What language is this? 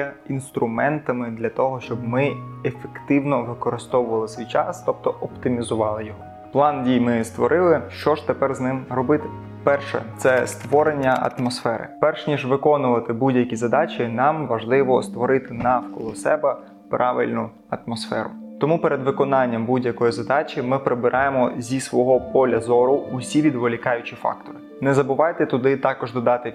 Ukrainian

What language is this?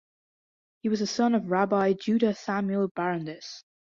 English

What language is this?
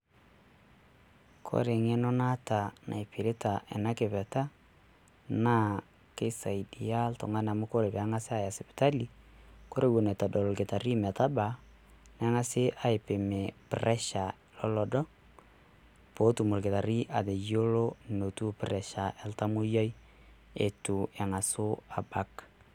Masai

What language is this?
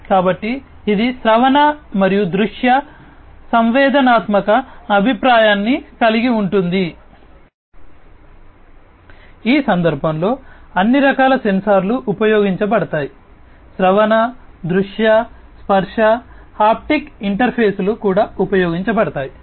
Telugu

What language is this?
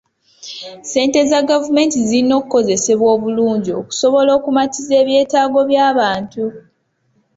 Ganda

